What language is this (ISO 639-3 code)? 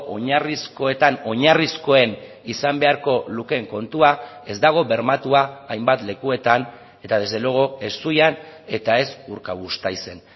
eus